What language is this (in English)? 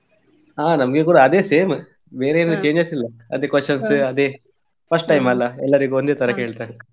Kannada